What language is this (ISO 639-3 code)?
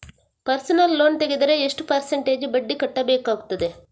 kan